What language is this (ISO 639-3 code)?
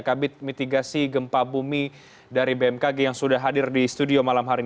ind